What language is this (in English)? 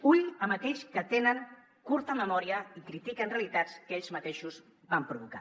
Catalan